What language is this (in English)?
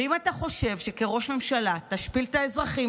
Hebrew